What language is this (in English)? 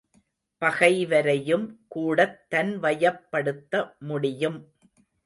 Tamil